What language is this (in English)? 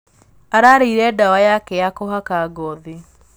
Kikuyu